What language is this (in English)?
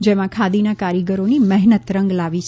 Gujarati